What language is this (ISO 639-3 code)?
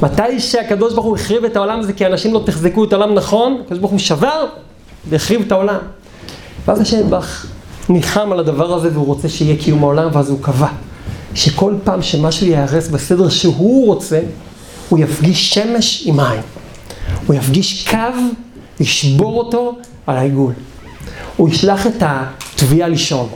heb